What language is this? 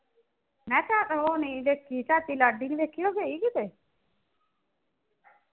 Punjabi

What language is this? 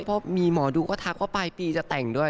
Thai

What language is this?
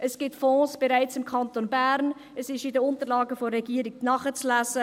Swiss German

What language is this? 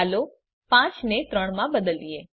Gujarati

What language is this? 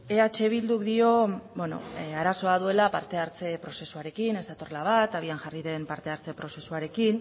Basque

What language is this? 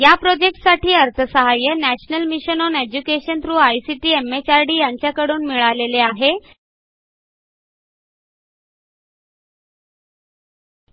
Marathi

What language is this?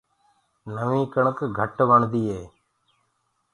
Gurgula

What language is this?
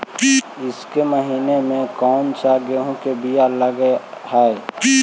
Magahi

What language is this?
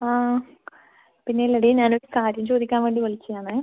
Malayalam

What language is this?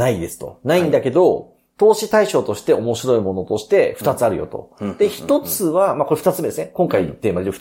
Japanese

